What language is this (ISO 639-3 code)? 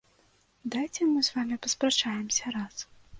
bel